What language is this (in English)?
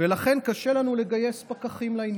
Hebrew